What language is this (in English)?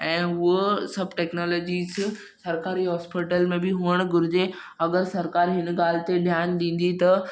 Sindhi